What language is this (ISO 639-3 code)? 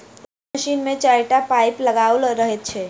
mai